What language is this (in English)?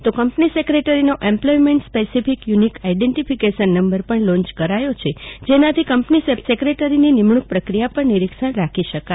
Gujarati